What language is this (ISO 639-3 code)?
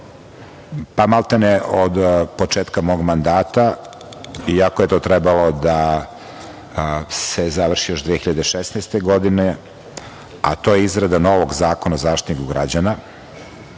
srp